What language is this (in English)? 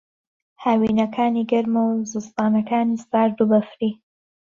Central Kurdish